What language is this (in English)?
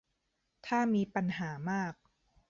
Thai